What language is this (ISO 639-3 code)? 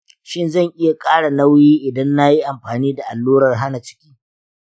hau